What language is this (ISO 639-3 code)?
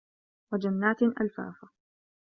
ara